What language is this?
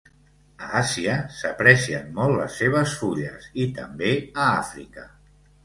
Catalan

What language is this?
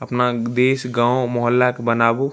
Maithili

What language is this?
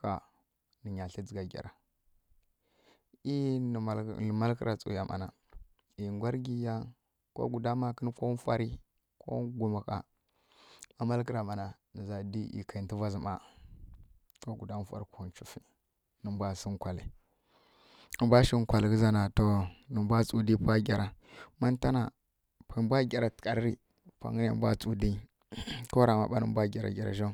Kirya-Konzəl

